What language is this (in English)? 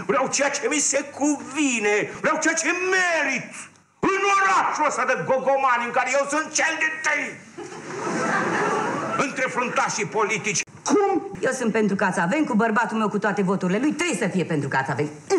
Romanian